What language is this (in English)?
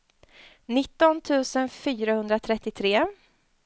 Swedish